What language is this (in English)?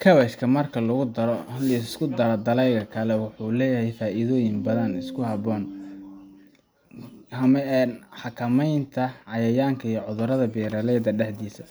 Somali